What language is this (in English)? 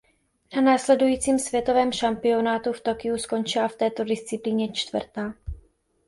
Czech